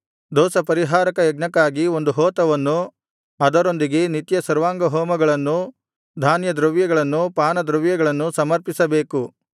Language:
Kannada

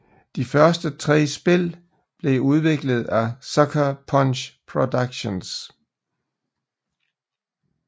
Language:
Danish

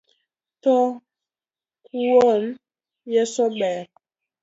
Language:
Luo (Kenya and Tanzania)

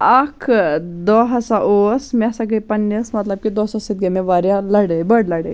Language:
Kashmiri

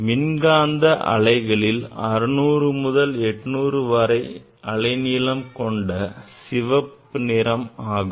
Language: Tamil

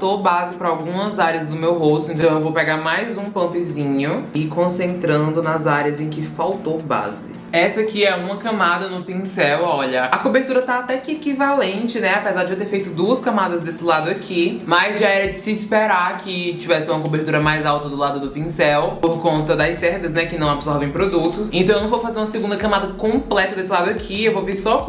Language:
Portuguese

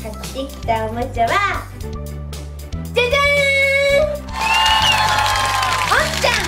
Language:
Japanese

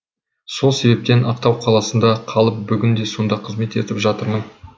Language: Kazakh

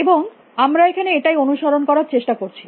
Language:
Bangla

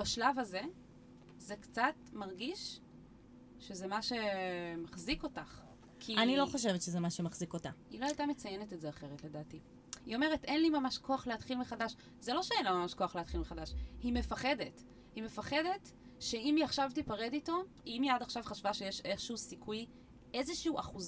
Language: Hebrew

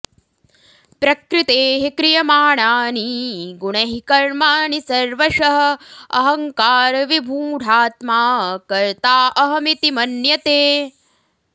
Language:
Sanskrit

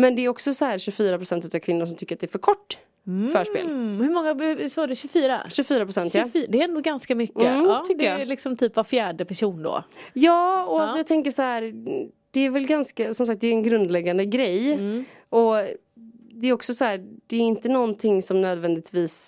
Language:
Swedish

